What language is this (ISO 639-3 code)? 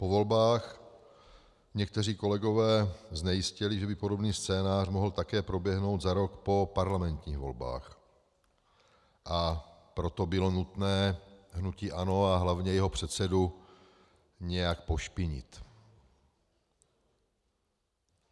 ces